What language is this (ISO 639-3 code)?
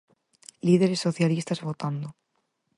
glg